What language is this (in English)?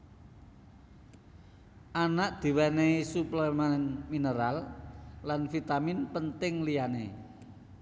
Javanese